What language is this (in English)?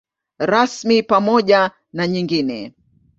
Swahili